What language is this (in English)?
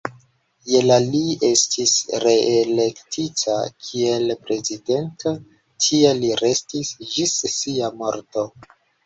Esperanto